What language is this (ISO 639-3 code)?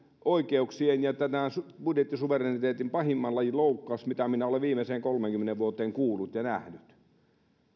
fin